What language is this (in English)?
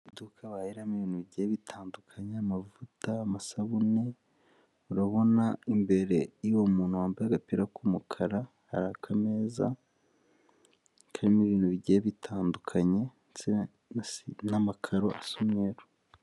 Kinyarwanda